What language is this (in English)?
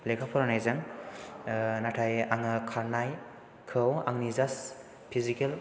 Bodo